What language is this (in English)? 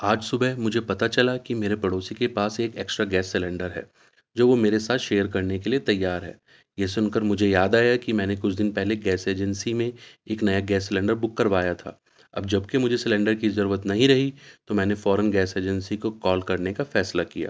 Urdu